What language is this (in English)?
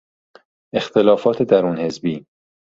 Persian